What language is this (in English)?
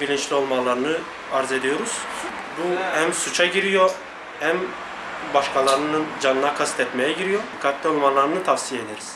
Turkish